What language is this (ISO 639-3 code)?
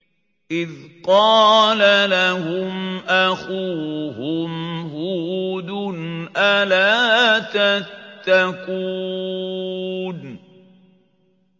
ara